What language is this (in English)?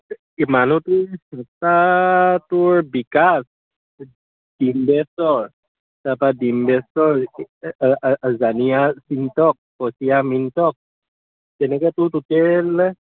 Assamese